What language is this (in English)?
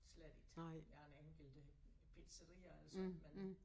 Danish